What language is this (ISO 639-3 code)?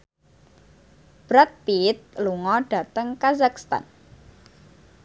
jav